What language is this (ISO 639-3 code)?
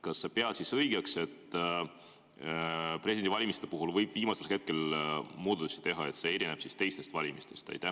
est